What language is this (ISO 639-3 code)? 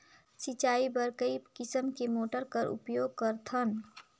hne